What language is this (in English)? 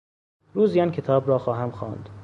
Persian